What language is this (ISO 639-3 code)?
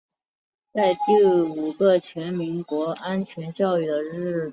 zho